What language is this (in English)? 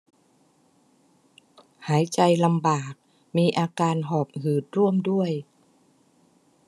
Thai